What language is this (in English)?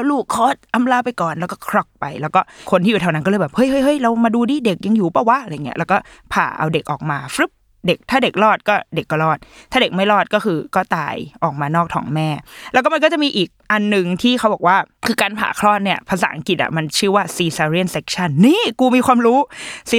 Thai